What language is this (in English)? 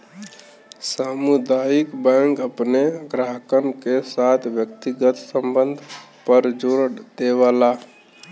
Bhojpuri